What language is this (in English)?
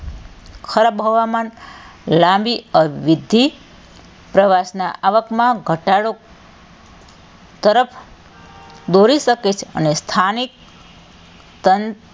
Gujarati